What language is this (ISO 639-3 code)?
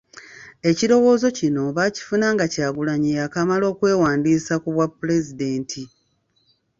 lug